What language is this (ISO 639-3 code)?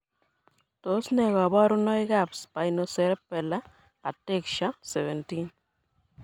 kln